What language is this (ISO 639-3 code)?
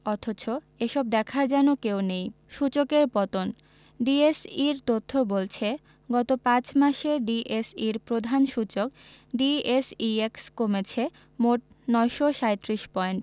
ben